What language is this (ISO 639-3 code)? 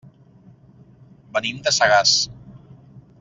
cat